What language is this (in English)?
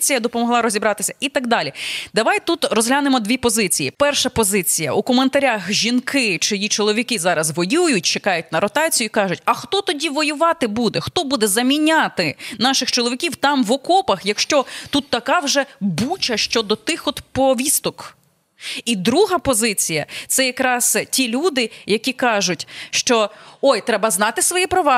Ukrainian